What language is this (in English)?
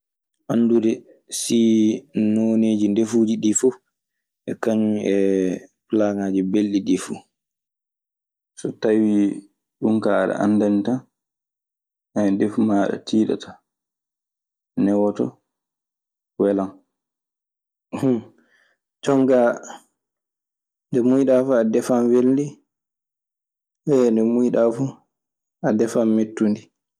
Maasina Fulfulde